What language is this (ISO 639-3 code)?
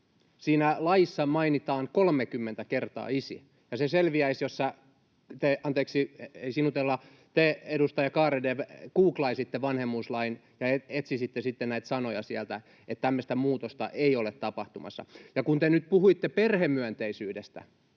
fin